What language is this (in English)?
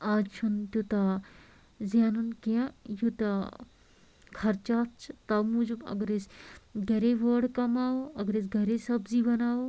Kashmiri